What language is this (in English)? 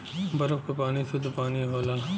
Bhojpuri